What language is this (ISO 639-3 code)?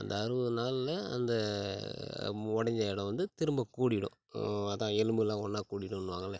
tam